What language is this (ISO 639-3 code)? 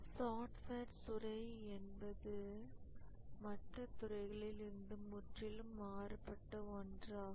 tam